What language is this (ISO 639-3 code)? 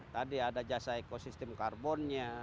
ind